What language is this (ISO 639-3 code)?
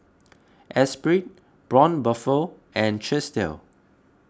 eng